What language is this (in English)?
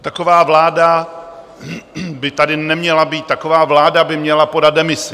Czech